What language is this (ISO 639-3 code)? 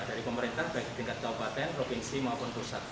ind